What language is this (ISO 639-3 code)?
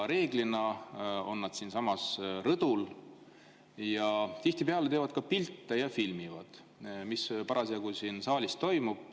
est